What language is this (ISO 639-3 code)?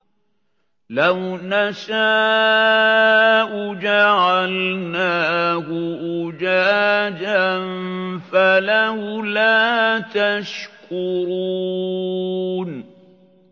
ara